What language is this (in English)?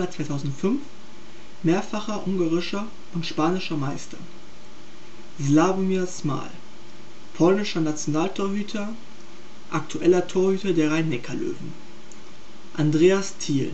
German